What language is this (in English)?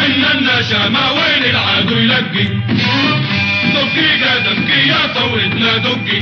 Arabic